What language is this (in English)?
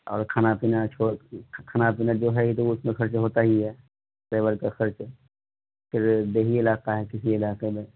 Urdu